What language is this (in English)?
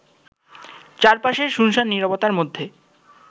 Bangla